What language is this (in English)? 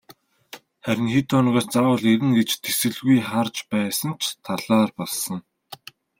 Mongolian